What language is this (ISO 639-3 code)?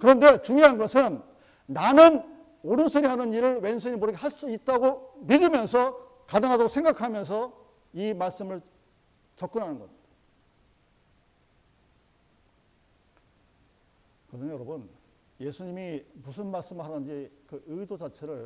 kor